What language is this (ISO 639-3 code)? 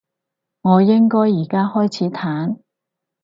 yue